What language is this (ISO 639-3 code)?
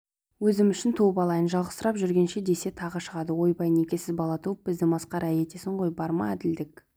kaz